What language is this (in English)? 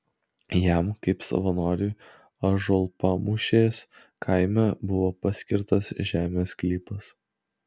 Lithuanian